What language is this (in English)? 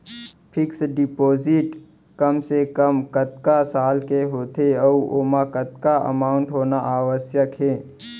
Chhattisgarhi